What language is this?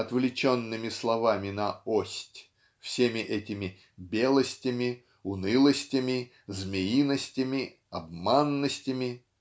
Russian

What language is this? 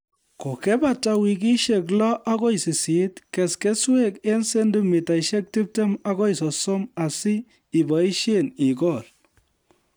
Kalenjin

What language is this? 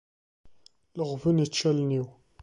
Kabyle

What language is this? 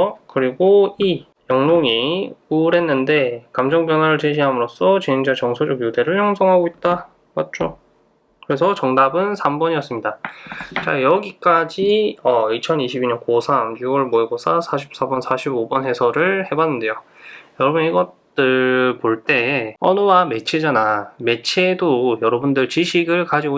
Korean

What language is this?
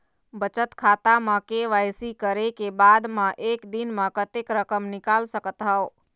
Chhattisgarhi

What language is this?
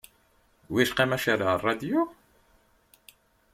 Kabyle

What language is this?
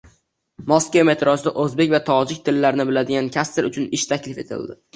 Uzbek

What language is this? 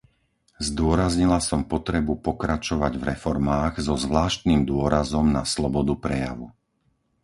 Slovak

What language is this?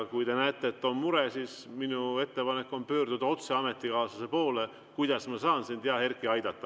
Estonian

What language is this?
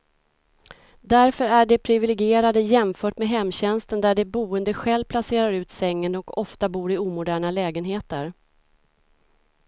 Swedish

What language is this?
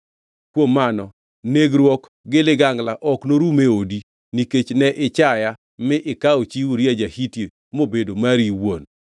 Luo (Kenya and Tanzania)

